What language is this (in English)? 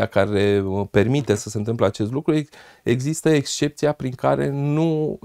Romanian